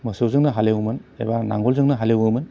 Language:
Bodo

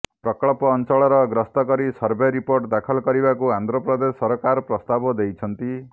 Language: Odia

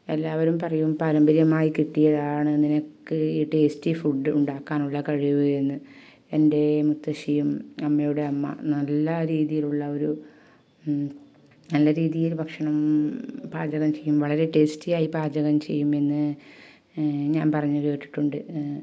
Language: Malayalam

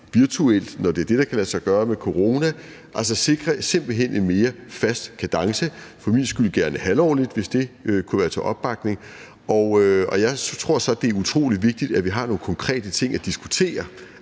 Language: Danish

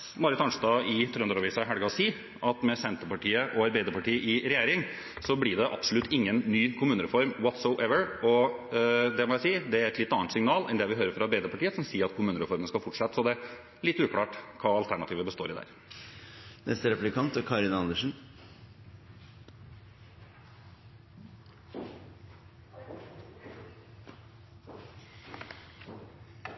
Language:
Norwegian Bokmål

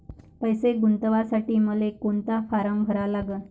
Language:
Marathi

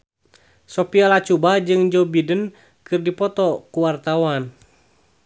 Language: Sundanese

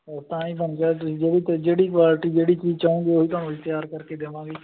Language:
Punjabi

